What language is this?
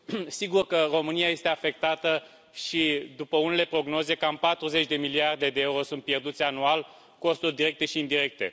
Romanian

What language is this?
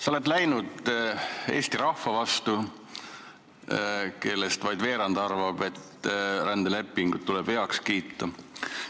Estonian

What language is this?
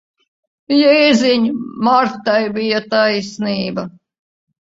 Latvian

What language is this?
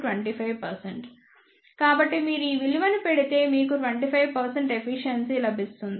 Telugu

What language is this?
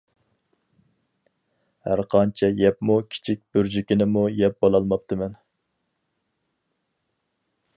Uyghur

